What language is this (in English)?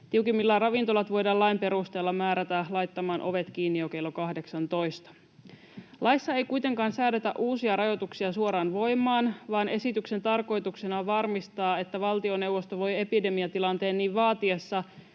Finnish